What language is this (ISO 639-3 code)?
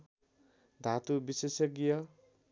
nep